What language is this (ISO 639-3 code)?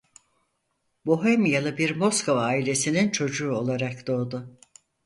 tur